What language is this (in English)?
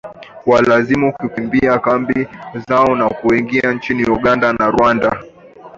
Swahili